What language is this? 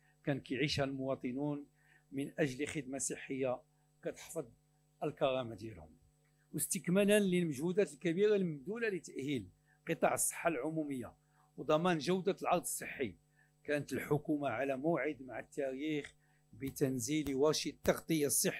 Arabic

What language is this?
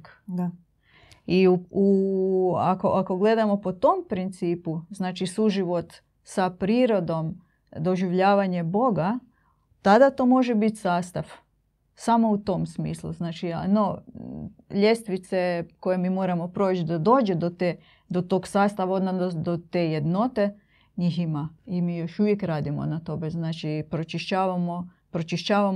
Croatian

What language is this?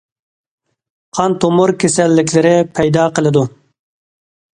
Uyghur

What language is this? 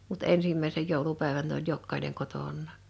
Finnish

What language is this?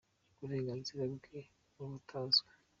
Kinyarwanda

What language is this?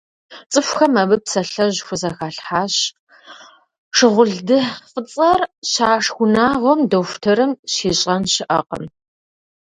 Kabardian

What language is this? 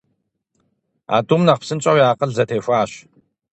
Kabardian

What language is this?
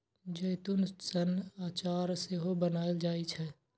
Maithili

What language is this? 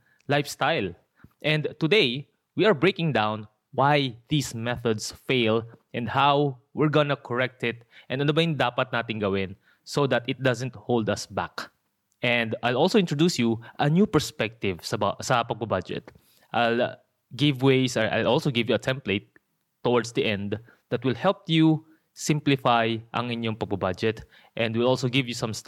Filipino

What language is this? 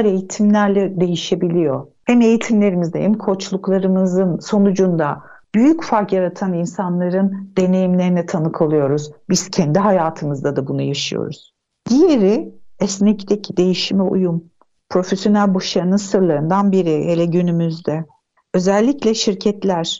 Turkish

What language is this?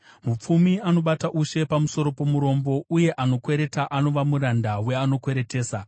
Shona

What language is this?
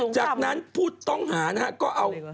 Thai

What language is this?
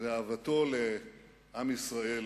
Hebrew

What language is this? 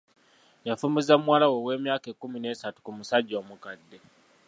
Ganda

